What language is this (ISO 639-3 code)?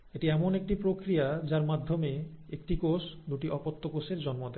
ben